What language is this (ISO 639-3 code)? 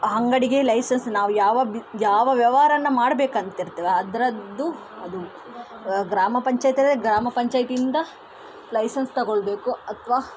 kan